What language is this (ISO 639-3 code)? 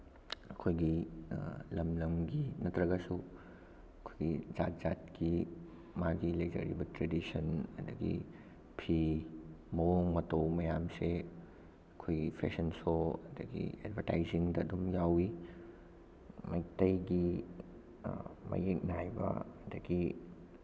mni